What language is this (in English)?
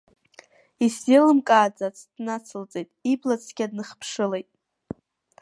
Abkhazian